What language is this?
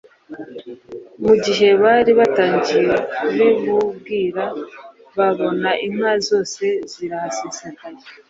Kinyarwanda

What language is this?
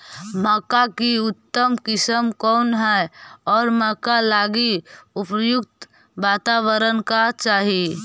Magahi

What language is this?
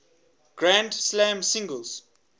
English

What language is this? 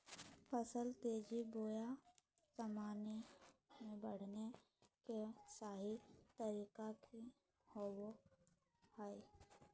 Magahi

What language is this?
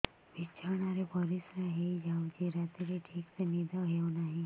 Odia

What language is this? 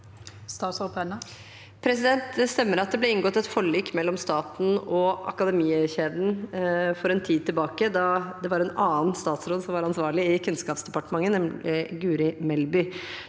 Norwegian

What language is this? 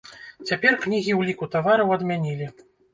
Belarusian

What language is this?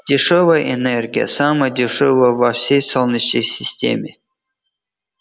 Russian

